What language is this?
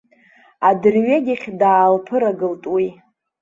Abkhazian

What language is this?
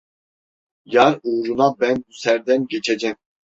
Turkish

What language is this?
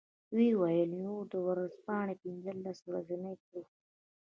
Pashto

